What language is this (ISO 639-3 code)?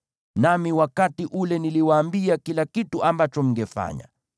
swa